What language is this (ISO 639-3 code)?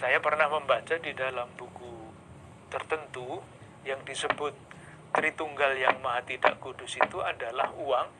ind